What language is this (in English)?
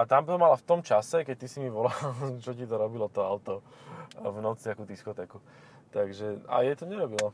Slovak